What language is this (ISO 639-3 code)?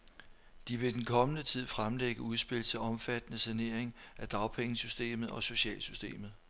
dan